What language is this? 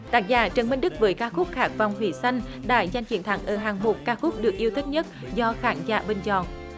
Vietnamese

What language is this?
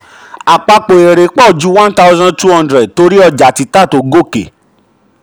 Yoruba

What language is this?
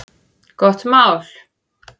Icelandic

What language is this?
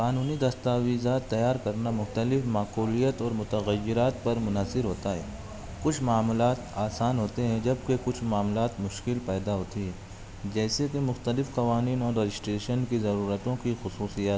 Urdu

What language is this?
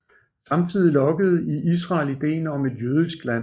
Danish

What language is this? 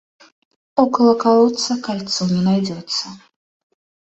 Russian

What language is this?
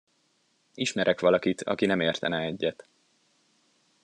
Hungarian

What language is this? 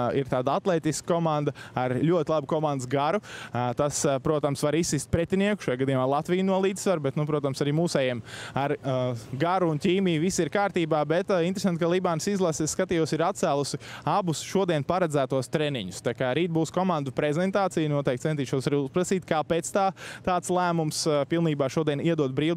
Latvian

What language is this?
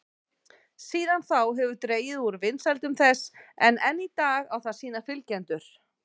Icelandic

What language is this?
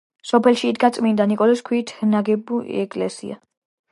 Georgian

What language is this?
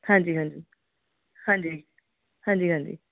Punjabi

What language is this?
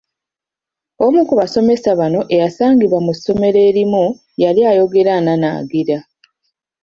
Ganda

